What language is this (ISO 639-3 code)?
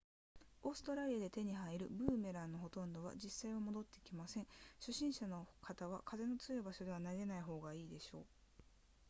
jpn